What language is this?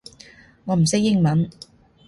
Cantonese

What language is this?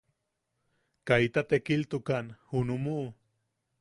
Yaqui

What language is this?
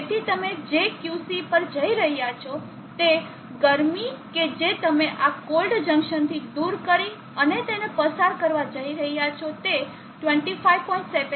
Gujarati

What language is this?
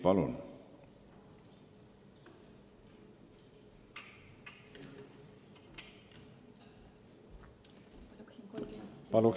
Estonian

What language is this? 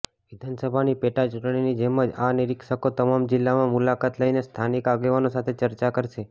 Gujarati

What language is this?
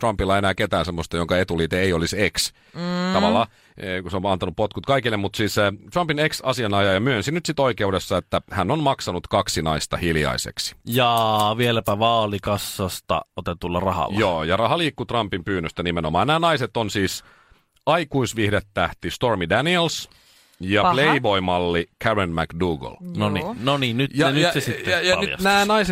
Finnish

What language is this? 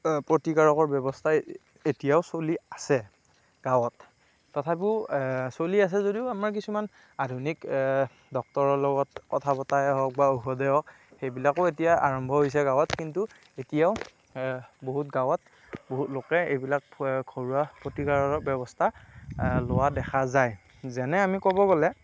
Assamese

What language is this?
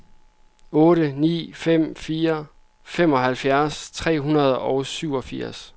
Danish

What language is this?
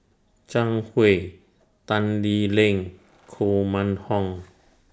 English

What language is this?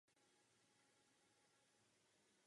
Czech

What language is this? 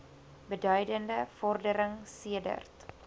Afrikaans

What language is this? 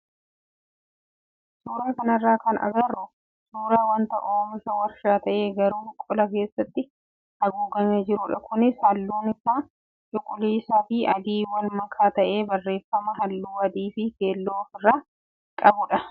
Oromo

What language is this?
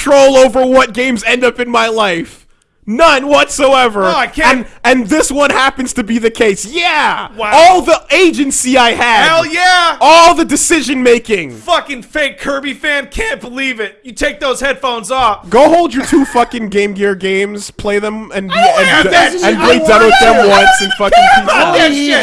English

